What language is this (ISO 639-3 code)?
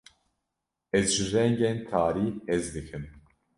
kur